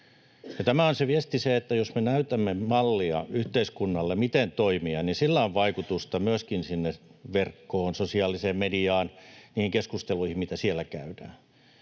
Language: Finnish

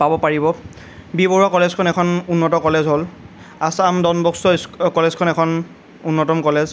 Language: Assamese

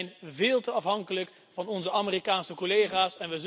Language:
Dutch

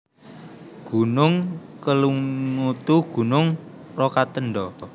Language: Javanese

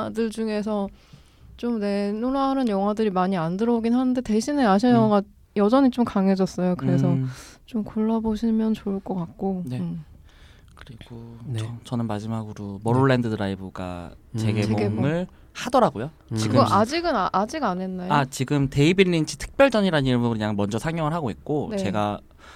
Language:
Korean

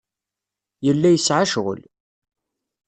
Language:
Kabyle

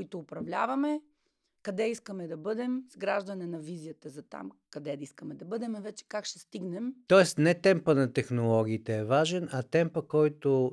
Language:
Bulgarian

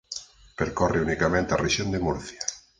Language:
Galician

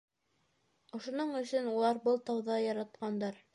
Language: Bashkir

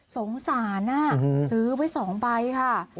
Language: Thai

